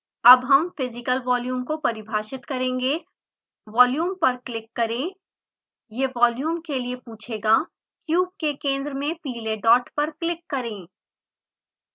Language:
Hindi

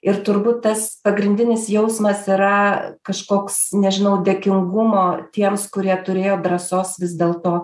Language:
Lithuanian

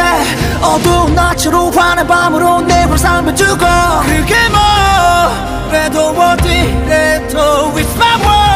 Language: Korean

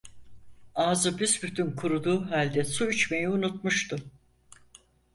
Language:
Turkish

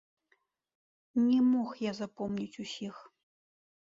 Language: Belarusian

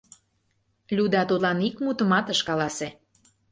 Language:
Mari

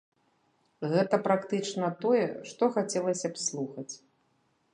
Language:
Belarusian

